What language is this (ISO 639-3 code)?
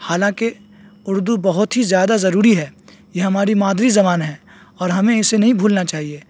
urd